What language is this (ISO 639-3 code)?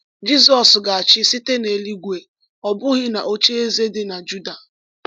ibo